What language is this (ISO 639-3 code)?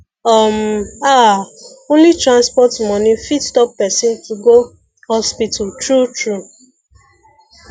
pcm